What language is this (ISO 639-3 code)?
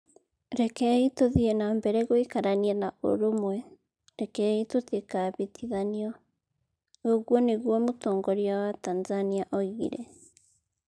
kik